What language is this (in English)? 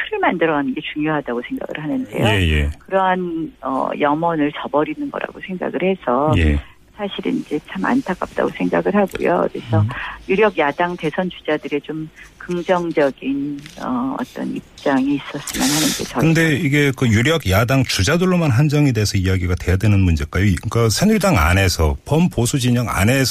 Korean